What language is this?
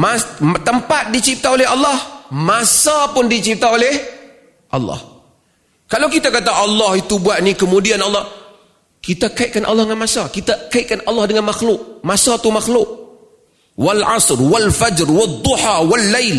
Malay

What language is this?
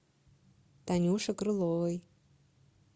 Russian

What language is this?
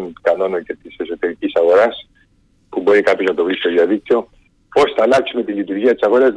Greek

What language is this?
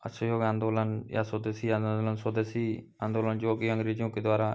Hindi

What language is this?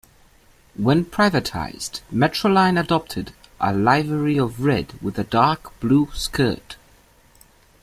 English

